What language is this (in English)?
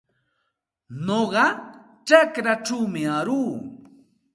Santa Ana de Tusi Pasco Quechua